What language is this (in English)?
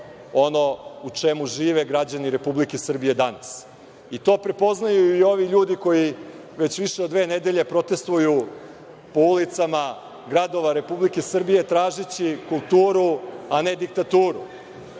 Serbian